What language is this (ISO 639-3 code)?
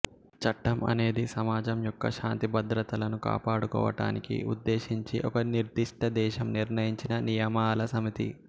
tel